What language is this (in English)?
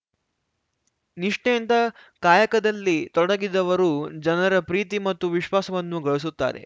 Kannada